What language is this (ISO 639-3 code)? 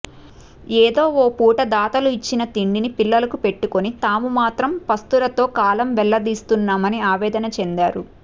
tel